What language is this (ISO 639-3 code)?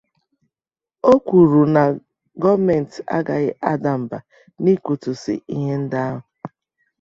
ibo